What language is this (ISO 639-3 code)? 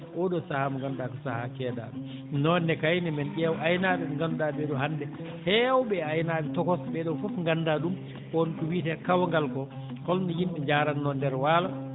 ful